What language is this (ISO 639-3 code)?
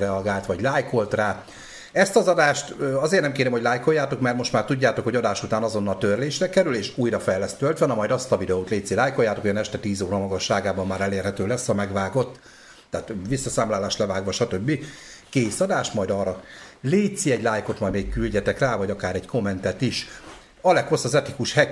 hun